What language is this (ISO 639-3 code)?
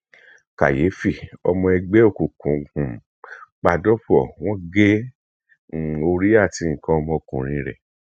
yor